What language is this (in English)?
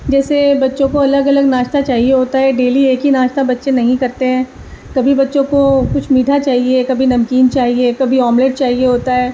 Urdu